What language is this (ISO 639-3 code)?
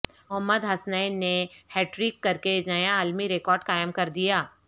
urd